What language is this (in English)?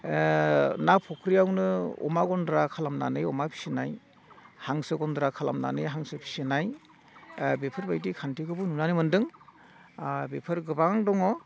Bodo